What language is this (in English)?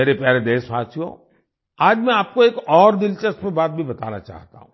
Hindi